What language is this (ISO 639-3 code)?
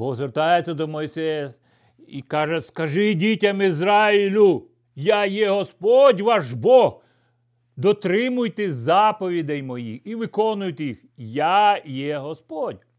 ukr